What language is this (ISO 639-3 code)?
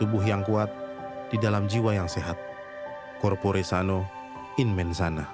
ind